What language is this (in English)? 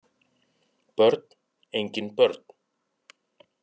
Icelandic